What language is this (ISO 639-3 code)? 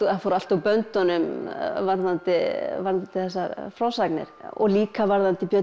isl